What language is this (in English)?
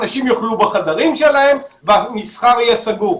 Hebrew